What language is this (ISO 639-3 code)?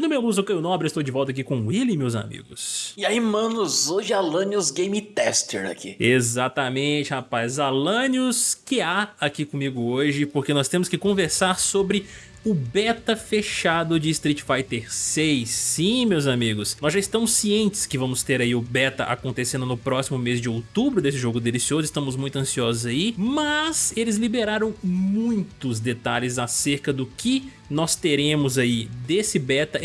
por